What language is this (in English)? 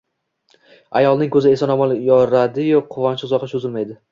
Uzbek